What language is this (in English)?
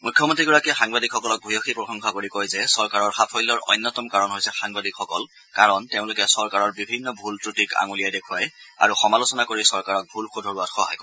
Assamese